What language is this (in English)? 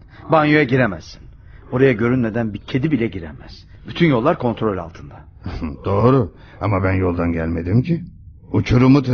Turkish